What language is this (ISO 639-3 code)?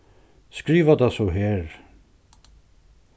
fao